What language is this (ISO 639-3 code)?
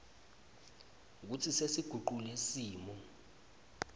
ssw